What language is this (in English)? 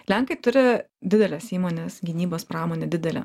Lithuanian